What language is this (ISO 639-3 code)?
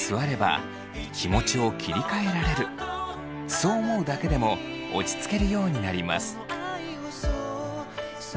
jpn